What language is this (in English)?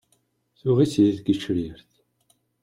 Kabyle